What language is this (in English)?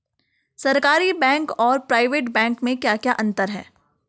Hindi